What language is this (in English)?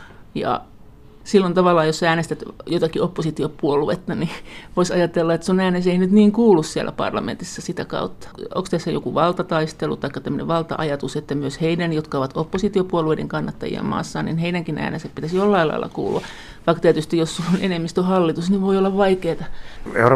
Finnish